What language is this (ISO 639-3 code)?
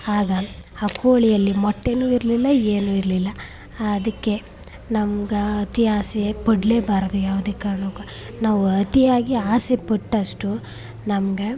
kan